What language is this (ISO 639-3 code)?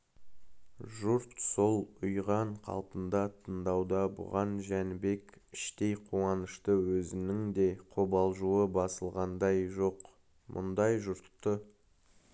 kaz